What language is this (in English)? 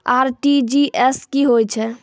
Maithili